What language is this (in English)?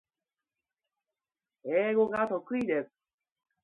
Japanese